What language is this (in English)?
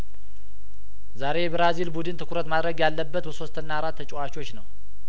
Amharic